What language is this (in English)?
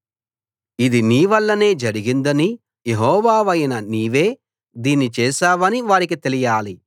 Telugu